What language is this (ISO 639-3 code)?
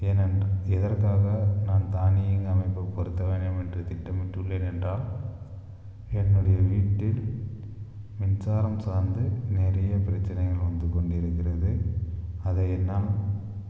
tam